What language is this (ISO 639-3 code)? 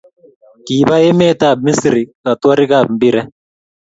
kln